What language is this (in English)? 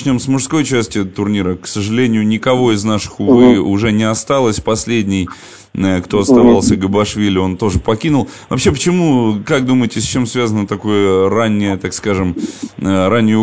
Russian